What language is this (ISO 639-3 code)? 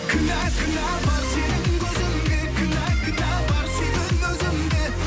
kaz